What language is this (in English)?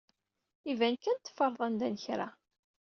Kabyle